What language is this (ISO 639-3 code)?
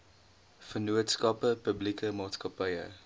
afr